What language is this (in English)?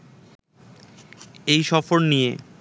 Bangla